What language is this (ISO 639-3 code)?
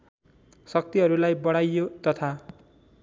nep